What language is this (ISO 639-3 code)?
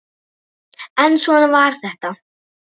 isl